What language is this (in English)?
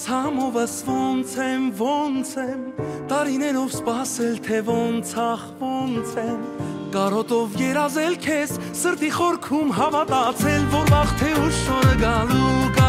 Bulgarian